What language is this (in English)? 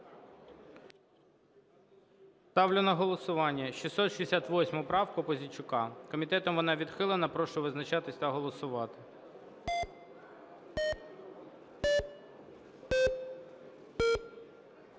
Ukrainian